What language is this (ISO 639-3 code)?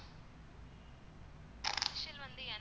tam